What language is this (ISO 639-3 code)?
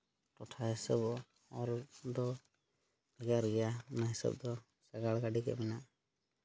sat